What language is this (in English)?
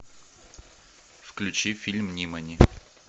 Russian